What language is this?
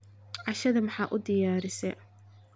Somali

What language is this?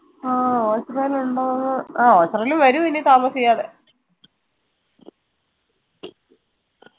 Malayalam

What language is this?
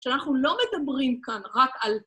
Hebrew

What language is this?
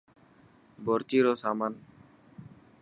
Dhatki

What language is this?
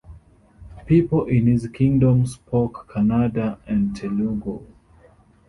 English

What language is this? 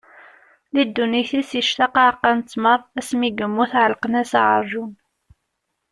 Kabyle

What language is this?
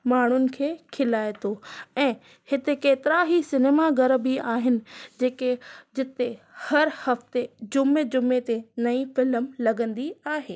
Sindhi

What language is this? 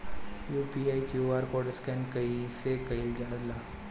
Bhojpuri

